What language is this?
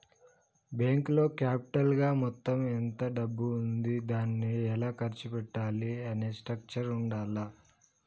Telugu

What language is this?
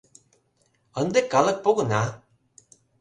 Mari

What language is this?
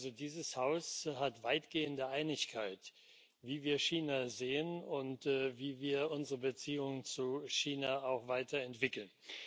German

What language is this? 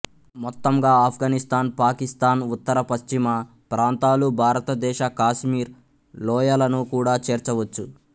Telugu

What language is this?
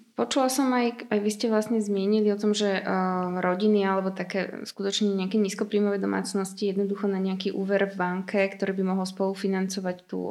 Slovak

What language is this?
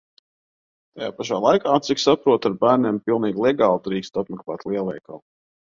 Latvian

